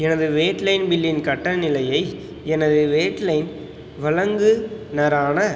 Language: Tamil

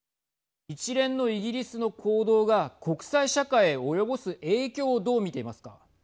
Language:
Japanese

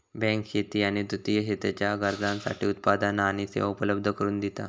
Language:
Marathi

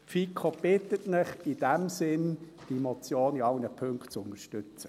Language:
Swiss German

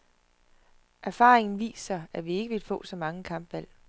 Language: Danish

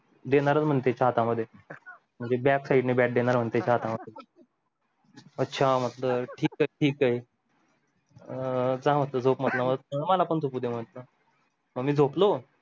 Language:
Marathi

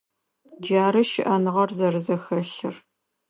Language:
Adyghe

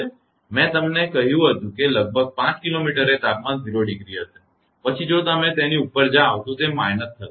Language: Gujarati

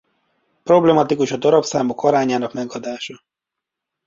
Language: Hungarian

